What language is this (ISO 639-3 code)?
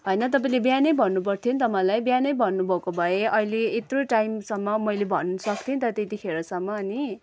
nep